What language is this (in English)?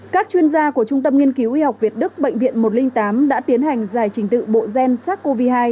Vietnamese